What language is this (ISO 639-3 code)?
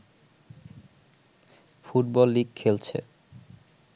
ben